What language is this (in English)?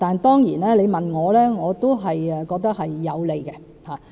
Cantonese